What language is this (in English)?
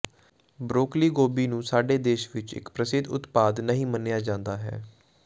Punjabi